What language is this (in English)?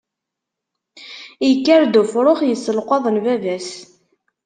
Kabyle